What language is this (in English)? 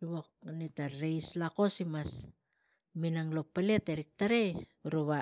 Tigak